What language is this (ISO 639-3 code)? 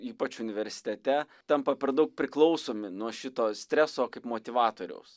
lit